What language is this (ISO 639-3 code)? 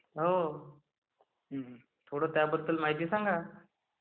mar